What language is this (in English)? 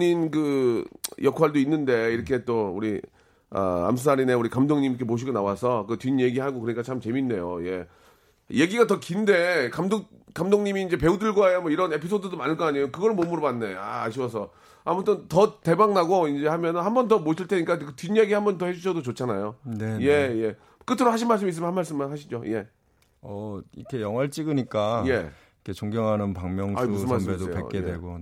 Korean